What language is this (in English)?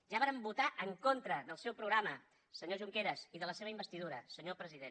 Catalan